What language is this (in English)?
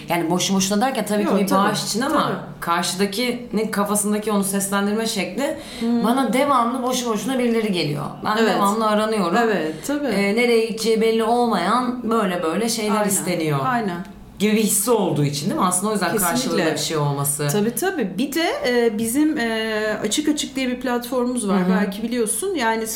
Turkish